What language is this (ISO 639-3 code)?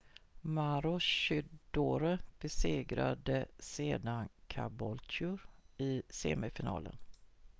swe